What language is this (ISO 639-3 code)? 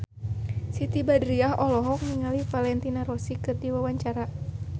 sun